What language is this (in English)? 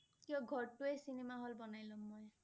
Assamese